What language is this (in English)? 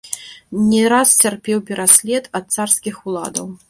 Belarusian